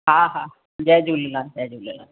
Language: Sindhi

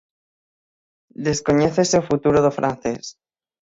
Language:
Galician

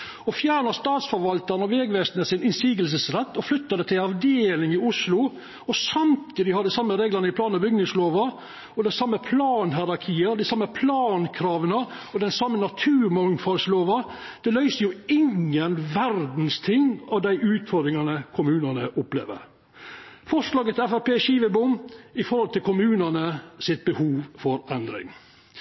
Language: Norwegian Nynorsk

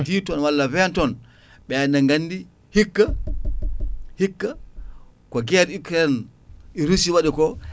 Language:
Fula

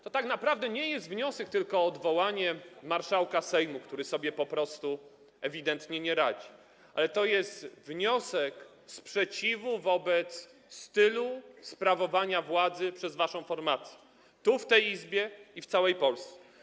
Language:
Polish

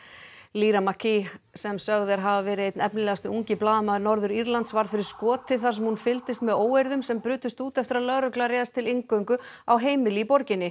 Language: Icelandic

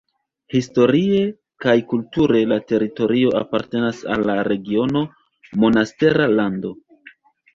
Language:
Esperanto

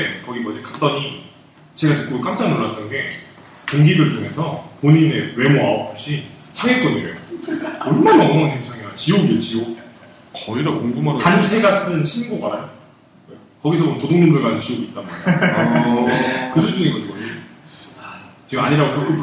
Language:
Korean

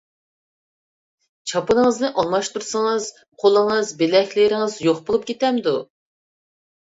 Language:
Uyghur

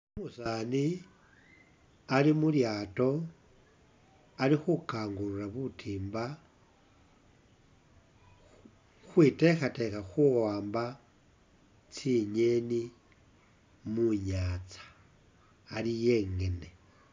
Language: Masaaba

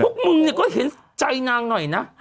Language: Thai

